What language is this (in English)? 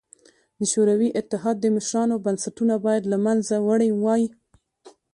Pashto